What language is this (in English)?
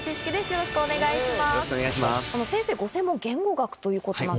Japanese